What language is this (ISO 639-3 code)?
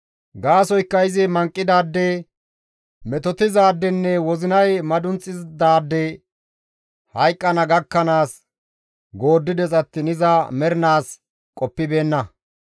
gmv